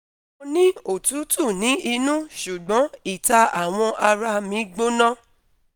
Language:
Yoruba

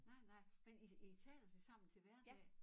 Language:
Danish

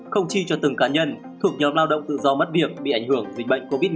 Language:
Vietnamese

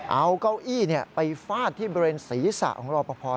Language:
Thai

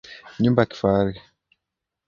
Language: Swahili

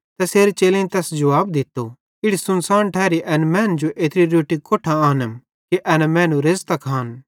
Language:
Bhadrawahi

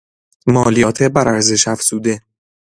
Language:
Persian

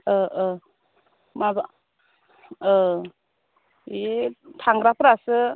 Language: Bodo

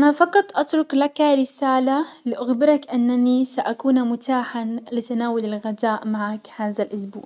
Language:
Hijazi Arabic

